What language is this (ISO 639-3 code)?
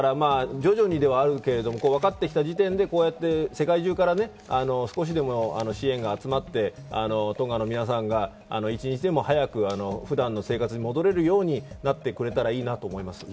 jpn